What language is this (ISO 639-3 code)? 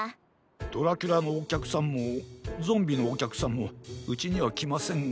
jpn